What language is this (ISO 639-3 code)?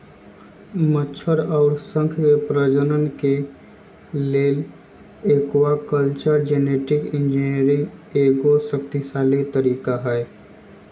mag